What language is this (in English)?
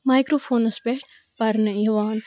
Kashmiri